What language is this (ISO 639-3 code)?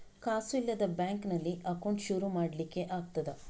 kan